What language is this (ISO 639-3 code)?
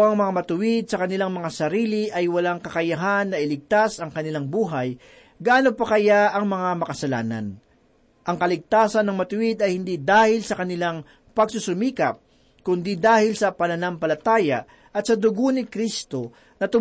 fil